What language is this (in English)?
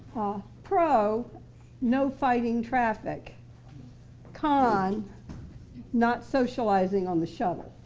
English